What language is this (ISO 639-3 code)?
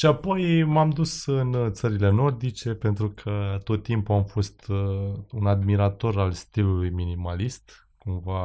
ron